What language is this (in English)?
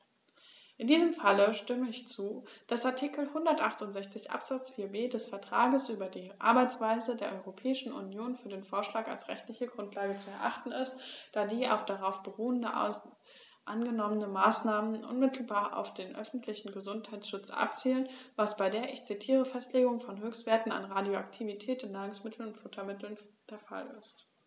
German